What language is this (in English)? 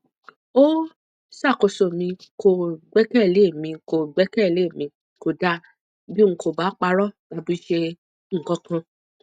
Yoruba